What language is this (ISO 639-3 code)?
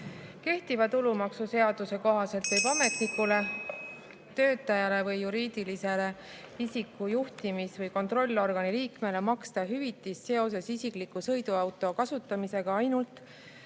est